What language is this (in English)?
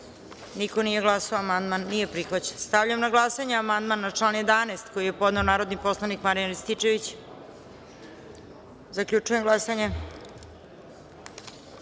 Serbian